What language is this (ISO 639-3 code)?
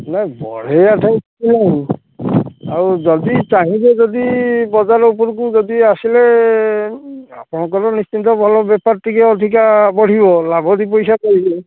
ori